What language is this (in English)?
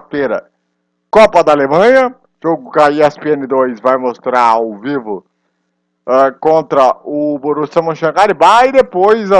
Portuguese